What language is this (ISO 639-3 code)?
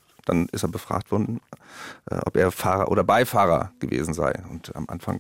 deu